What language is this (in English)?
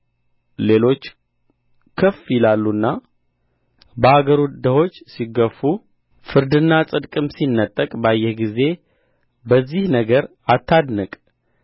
Amharic